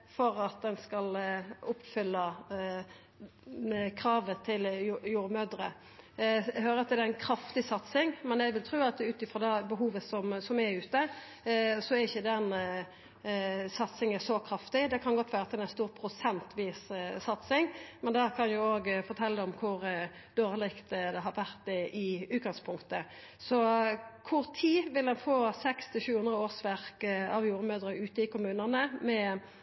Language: Norwegian Nynorsk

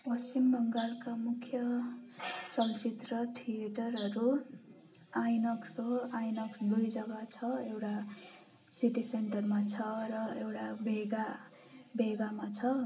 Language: Nepali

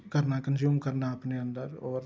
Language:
Dogri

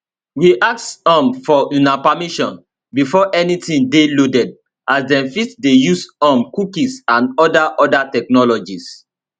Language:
Nigerian Pidgin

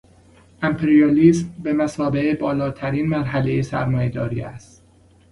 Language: Persian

